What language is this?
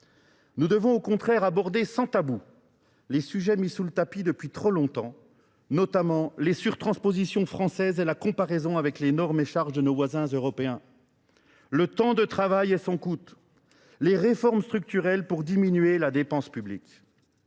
French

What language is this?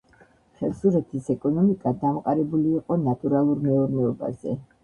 Georgian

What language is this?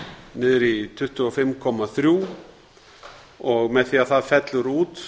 Icelandic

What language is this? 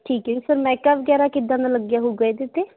Punjabi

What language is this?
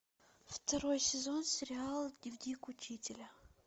Russian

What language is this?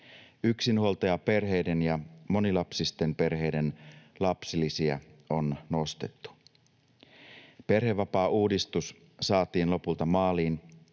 Finnish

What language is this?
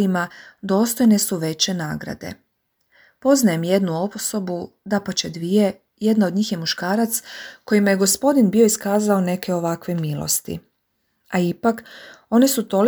Croatian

